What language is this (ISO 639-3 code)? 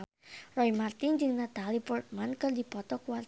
sun